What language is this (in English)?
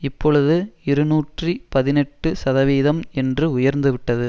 Tamil